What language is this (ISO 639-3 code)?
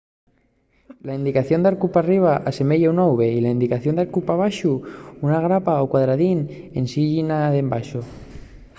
ast